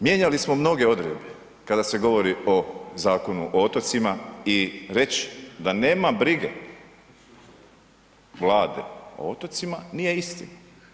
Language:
Croatian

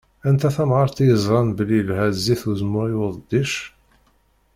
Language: Kabyle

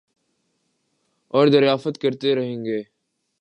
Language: Urdu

